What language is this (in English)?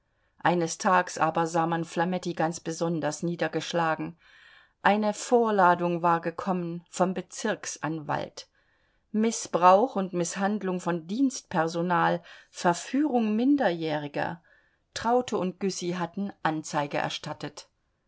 German